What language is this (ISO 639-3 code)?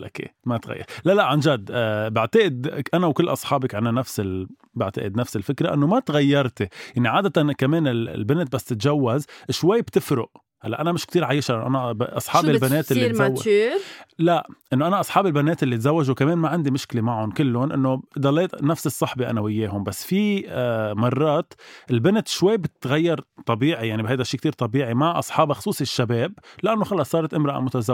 ara